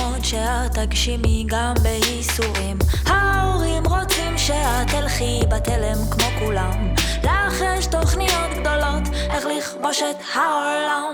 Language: Hebrew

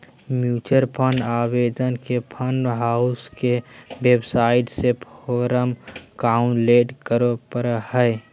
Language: Magahi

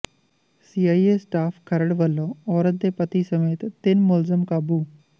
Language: Punjabi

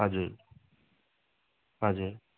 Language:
Nepali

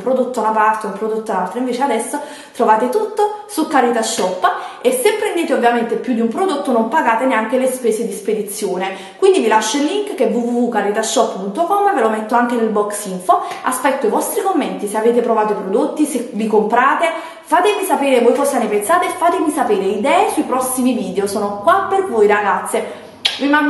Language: Italian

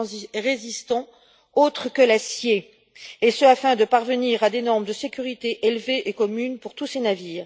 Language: French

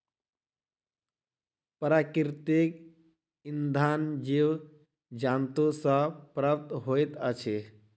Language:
Maithili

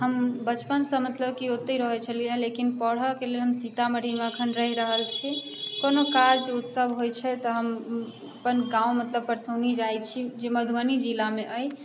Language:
Maithili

